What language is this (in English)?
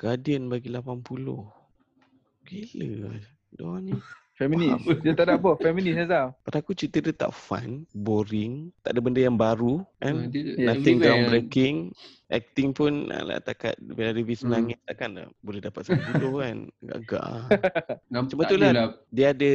Malay